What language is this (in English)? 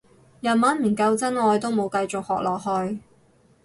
Cantonese